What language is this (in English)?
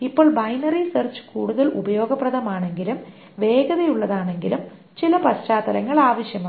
Malayalam